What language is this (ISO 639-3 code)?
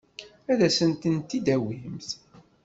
kab